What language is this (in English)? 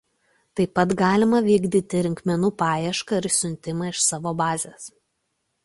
Lithuanian